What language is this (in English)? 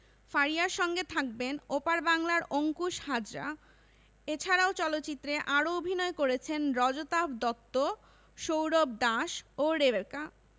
Bangla